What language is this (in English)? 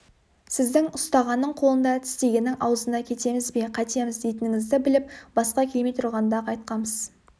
Kazakh